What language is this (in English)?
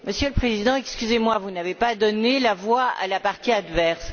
French